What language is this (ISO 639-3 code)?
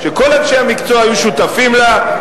heb